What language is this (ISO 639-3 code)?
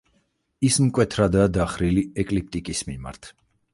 kat